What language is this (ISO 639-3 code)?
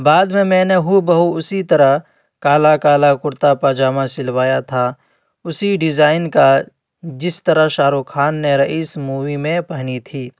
urd